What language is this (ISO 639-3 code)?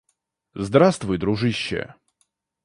rus